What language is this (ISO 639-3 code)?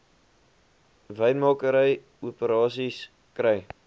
afr